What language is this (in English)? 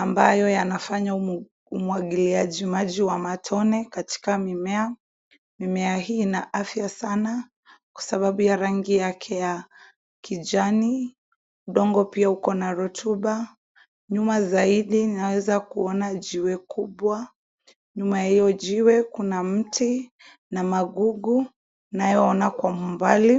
Swahili